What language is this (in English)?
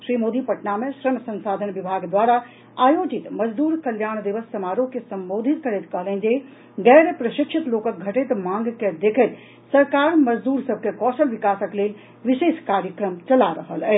Maithili